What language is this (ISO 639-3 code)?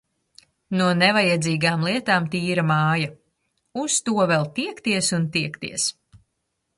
lav